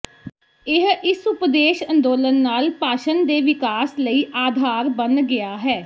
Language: Punjabi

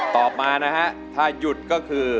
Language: Thai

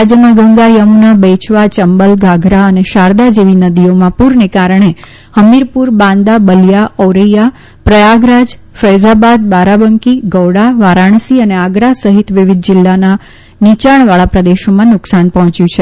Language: Gujarati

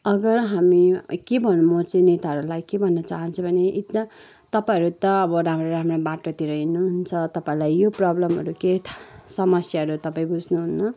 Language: Nepali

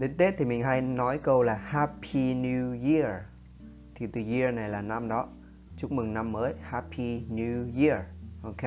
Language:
Vietnamese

